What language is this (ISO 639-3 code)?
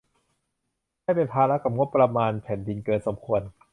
tha